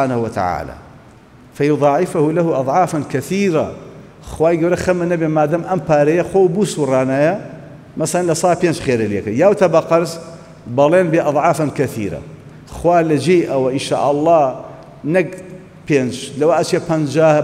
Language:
Arabic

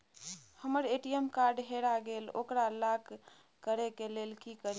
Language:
Maithili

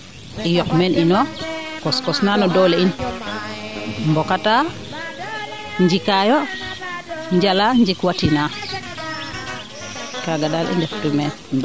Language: Serer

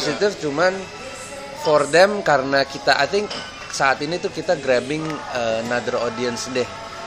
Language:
Indonesian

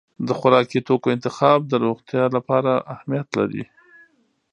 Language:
Pashto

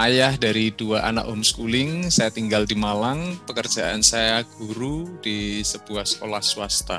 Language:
Indonesian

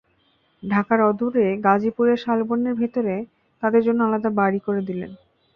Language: Bangla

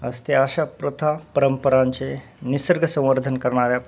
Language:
Marathi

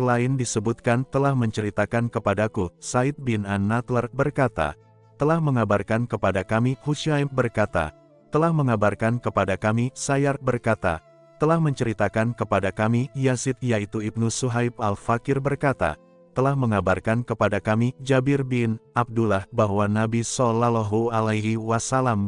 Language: Indonesian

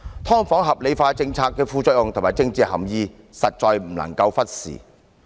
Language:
Cantonese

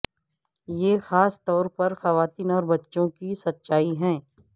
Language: Urdu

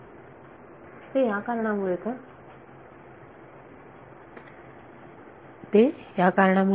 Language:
Marathi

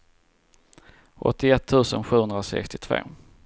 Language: Swedish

